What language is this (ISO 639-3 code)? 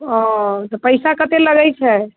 mai